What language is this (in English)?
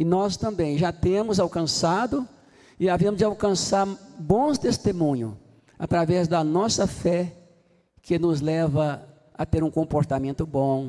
Portuguese